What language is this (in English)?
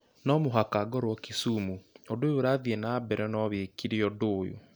Kikuyu